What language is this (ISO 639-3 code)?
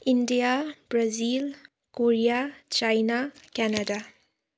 nep